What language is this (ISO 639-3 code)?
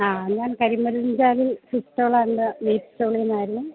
mal